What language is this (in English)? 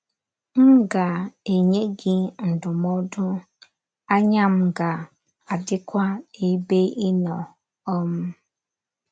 Igbo